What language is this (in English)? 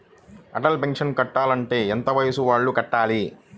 Telugu